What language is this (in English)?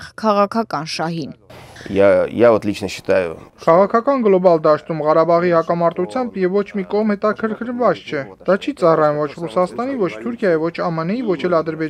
Romanian